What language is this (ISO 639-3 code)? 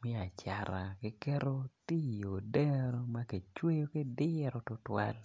ach